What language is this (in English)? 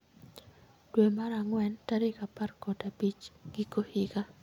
Luo (Kenya and Tanzania)